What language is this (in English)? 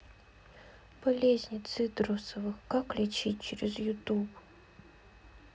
Russian